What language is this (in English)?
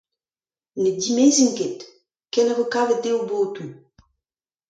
Breton